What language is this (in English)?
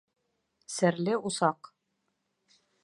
Bashkir